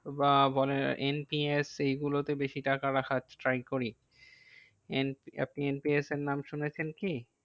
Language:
Bangla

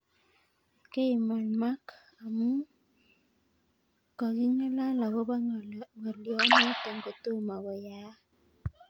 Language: Kalenjin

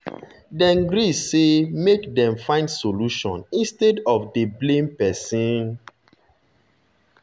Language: Nigerian Pidgin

